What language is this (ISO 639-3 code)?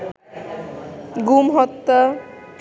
ben